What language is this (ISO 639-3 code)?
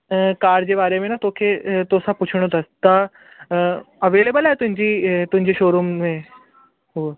snd